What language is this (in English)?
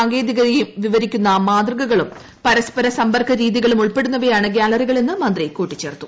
Malayalam